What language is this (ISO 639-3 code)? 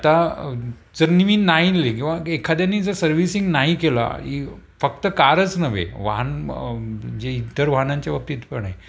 mar